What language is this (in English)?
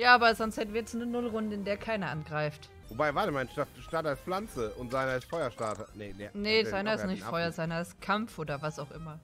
German